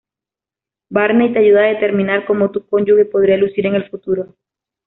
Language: Spanish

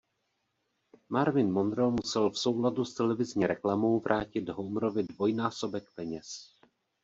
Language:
Czech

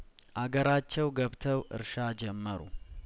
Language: Amharic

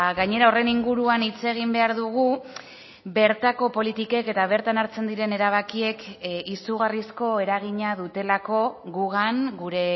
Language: Basque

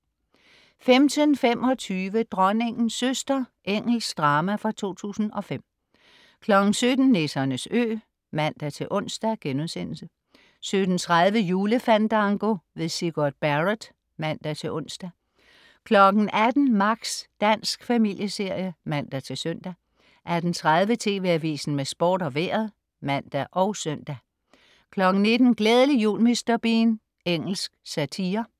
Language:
Danish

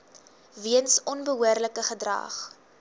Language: Afrikaans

